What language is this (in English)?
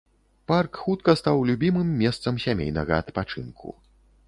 Belarusian